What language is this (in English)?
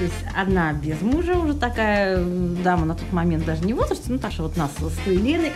Russian